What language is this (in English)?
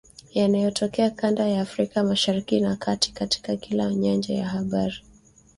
Swahili